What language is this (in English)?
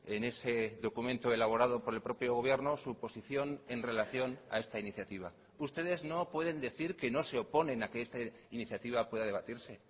Spanish